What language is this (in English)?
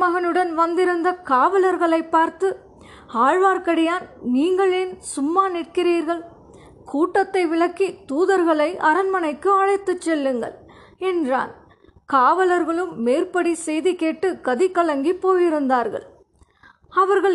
Tamil